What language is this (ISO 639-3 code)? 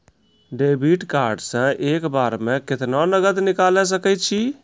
mai